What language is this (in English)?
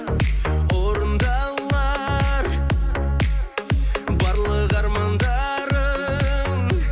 Kazakh